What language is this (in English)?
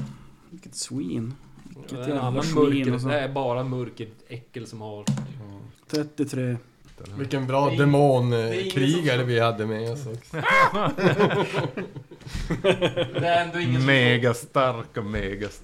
Swedish